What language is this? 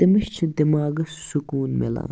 Kashmiri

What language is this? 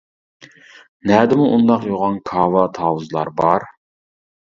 Uyghur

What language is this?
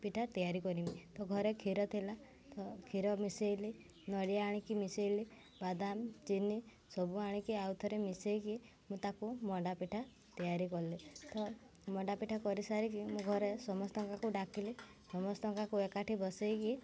Odia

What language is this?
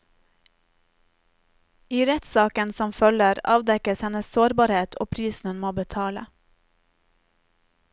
Norwegian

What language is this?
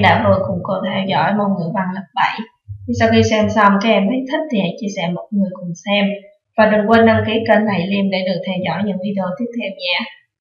Vietnamese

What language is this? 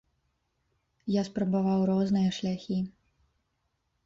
Belarusian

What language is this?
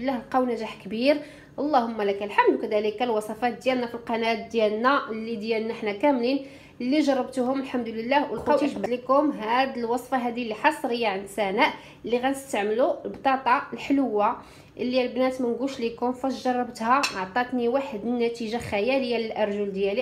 Arabic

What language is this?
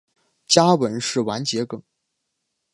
Chinese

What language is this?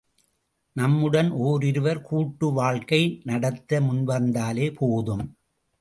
Tamil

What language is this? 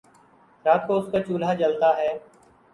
Urdu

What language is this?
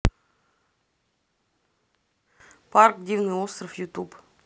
Russian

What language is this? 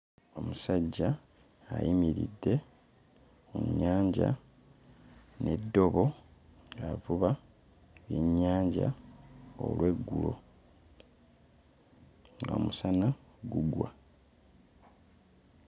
Ganda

